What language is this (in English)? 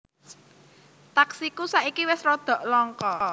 Javanese